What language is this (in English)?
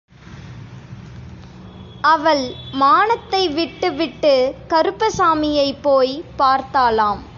Tamil